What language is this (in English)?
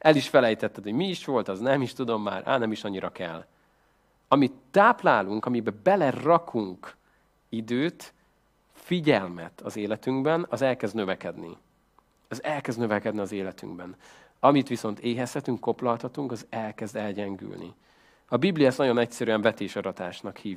Hungarian